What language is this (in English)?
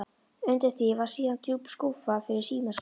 Icelandic